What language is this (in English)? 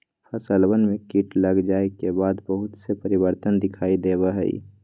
Magahi